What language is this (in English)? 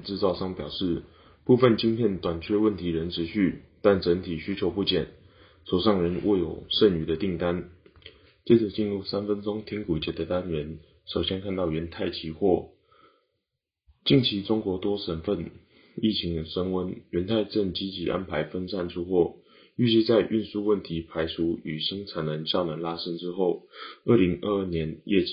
Chinese